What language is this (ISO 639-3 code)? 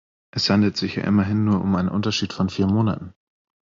deu